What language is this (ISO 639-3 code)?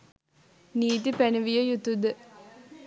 sin